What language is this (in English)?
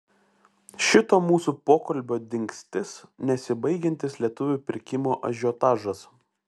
Lithuanian